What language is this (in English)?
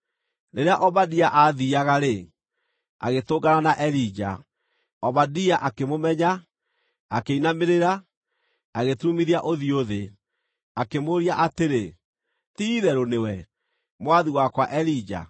Kikuyu